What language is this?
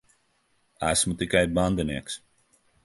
Latvian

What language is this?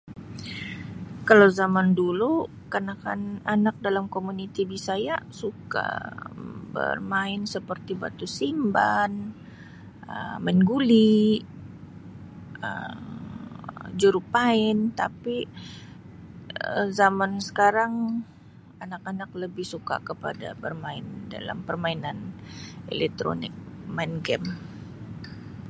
Sabah Malay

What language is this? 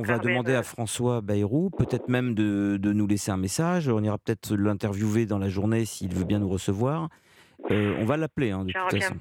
French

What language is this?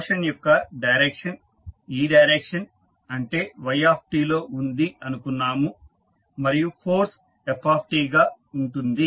Telugu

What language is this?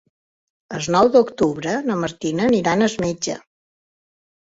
Catalan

